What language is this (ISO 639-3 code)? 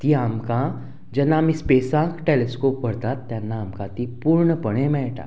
kok